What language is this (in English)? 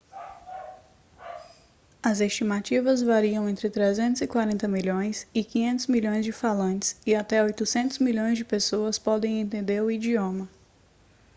Portuguese